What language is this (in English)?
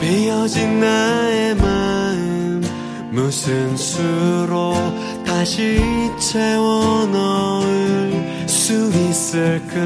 Korean